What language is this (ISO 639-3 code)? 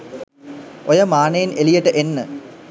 sin